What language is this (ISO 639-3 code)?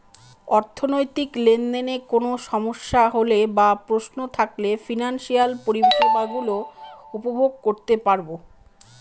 ben